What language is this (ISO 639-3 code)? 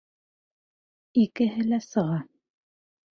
bak